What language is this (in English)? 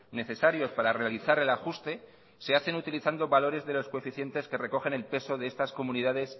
Spanish